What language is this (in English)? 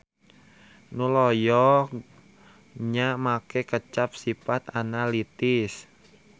Sundanese